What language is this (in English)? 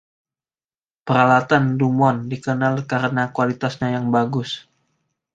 Indonesian